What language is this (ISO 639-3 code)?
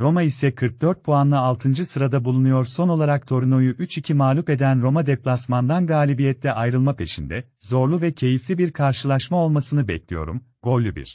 tur